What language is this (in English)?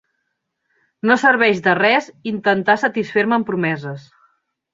Catalan